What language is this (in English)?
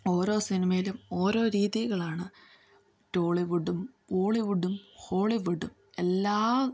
Malayalam